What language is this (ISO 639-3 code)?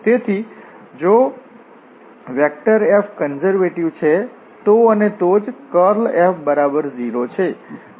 guj